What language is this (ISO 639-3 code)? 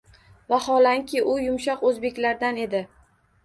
uzb